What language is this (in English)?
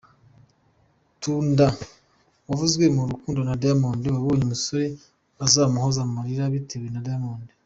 Kinyarwanda